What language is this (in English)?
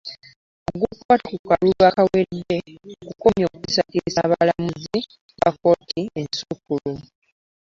Ganda